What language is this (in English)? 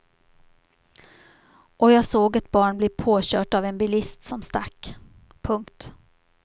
Swedish